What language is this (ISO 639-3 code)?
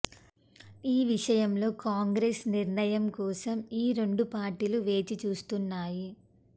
tel